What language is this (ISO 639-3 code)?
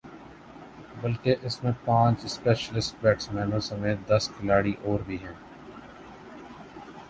urd